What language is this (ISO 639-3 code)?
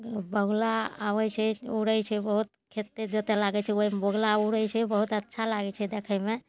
mai